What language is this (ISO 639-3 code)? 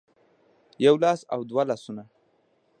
pus